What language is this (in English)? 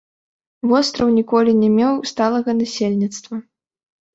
Belarusian